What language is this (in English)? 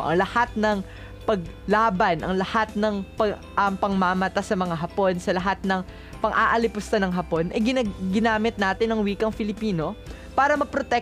Filipino